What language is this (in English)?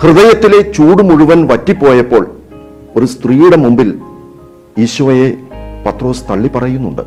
Malayalam